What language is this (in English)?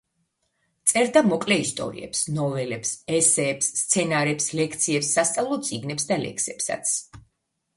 Georgian